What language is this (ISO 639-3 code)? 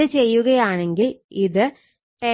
mal